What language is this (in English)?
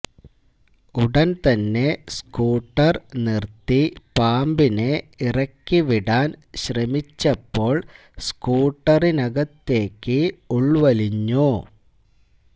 Malayalam